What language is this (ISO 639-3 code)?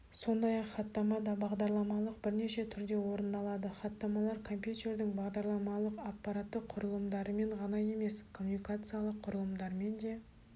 kaz